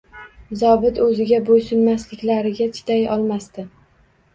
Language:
Uzbek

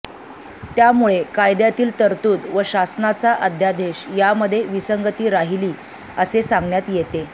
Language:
Marathi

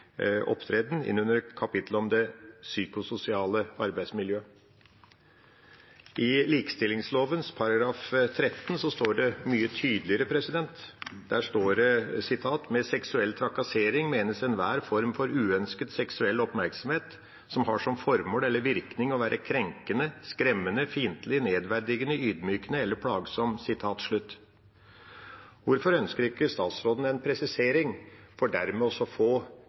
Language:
Norwegian Bokmål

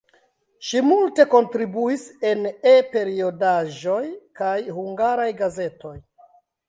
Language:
Esperanto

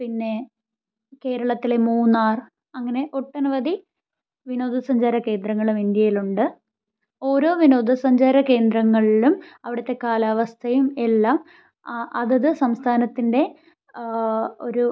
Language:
Malayalam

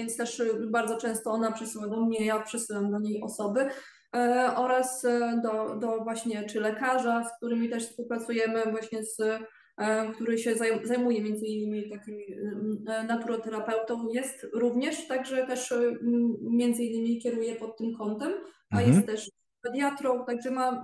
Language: Polish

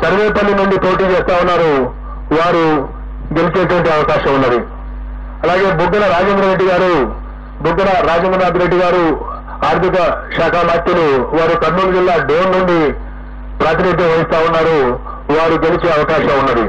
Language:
Telugu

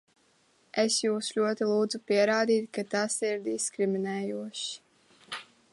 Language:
Latvian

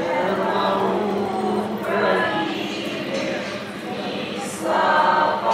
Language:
Ukrainian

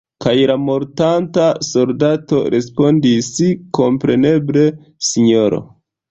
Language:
Esperanto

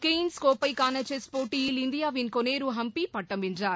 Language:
Tamil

